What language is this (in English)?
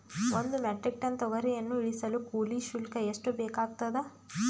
Kannada